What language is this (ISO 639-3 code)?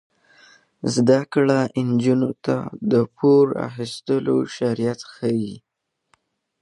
pus